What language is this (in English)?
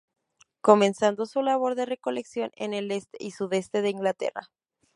Spanish